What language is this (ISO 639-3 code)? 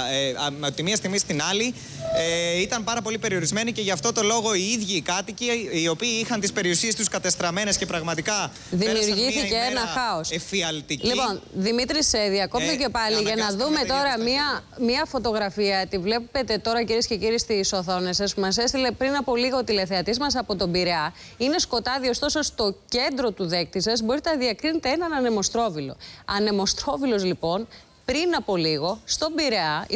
ell